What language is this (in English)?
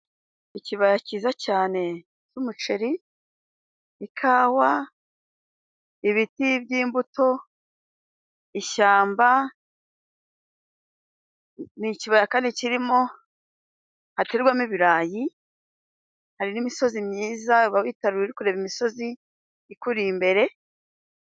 Kinyarwanda